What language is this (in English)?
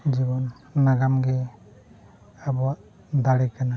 Santali